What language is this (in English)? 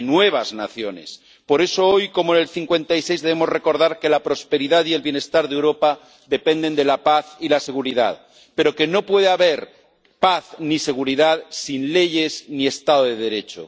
Spanish